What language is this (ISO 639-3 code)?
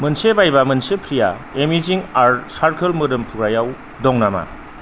brx